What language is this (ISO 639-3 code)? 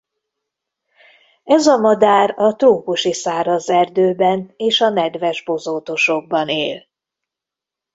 hun